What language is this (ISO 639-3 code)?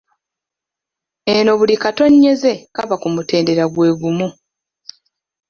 lug